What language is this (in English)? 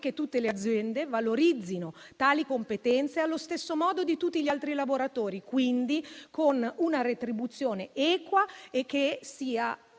Italian